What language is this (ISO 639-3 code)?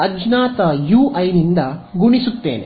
kan